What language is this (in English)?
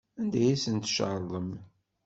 Kabyle